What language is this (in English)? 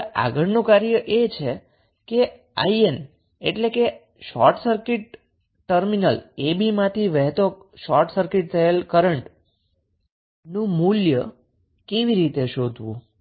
Gujarati